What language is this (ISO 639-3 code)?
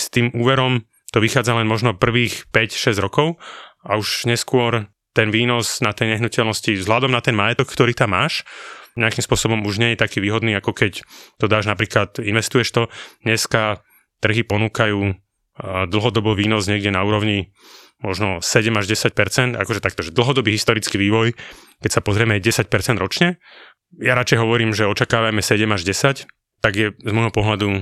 slk